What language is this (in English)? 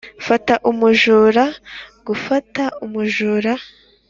Kinyarwanda